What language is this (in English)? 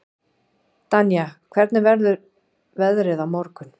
Icelandic